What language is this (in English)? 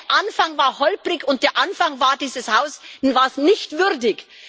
German